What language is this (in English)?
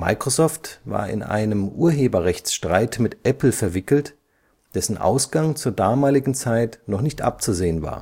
German